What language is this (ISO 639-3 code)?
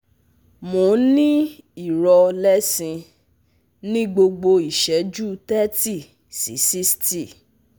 yor